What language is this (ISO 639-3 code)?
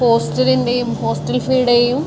mal